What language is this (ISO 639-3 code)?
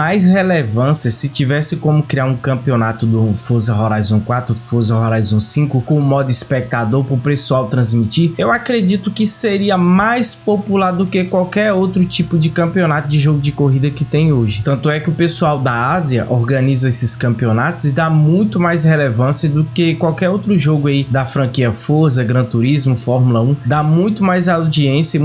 por